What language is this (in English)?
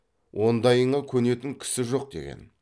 Kazakh